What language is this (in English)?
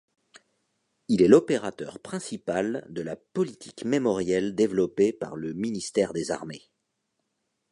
French